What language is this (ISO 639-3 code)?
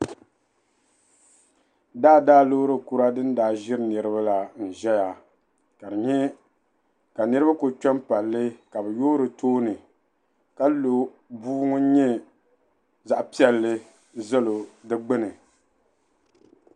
dag